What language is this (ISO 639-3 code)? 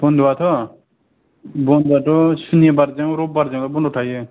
brx